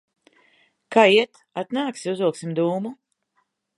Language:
Latvian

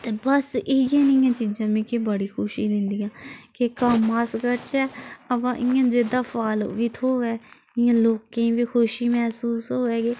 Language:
Dogri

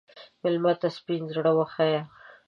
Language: Pashto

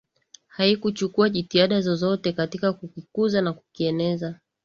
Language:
Swahili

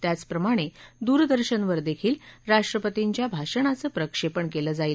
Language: Marathi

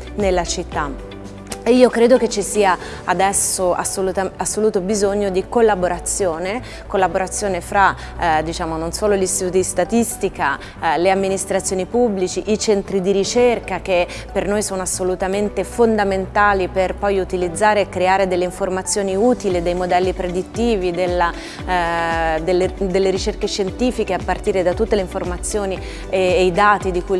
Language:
Italian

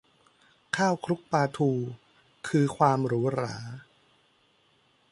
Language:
Thai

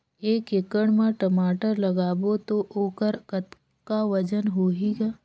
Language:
Chhattisgarhi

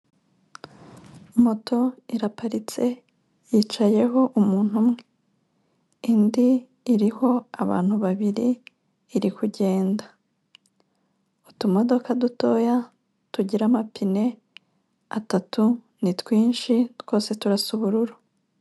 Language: Kinyarwanda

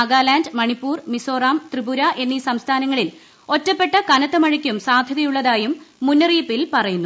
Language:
Malayalam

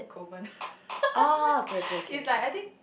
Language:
English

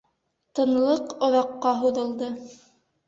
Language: Bashkir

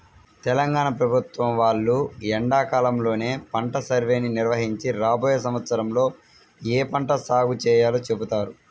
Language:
Telugu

